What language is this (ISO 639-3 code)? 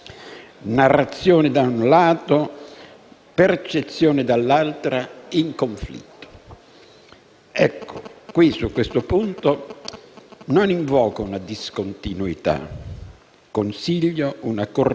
ita